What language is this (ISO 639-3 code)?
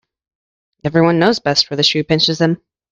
eng